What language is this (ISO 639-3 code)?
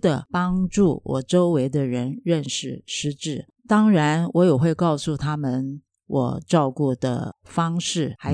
zho